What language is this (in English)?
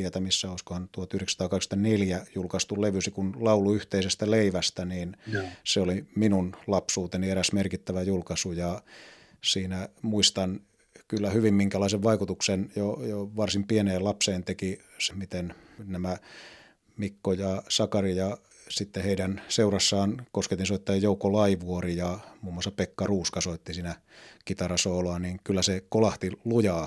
Finnish